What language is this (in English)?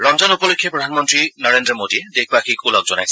Assamese